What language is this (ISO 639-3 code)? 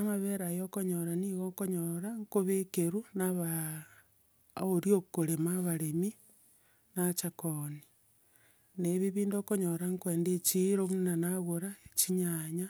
guz